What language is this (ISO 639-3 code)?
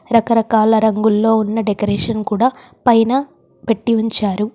tel